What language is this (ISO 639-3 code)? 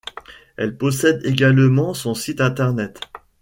fra